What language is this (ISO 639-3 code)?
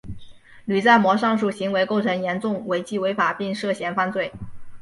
zho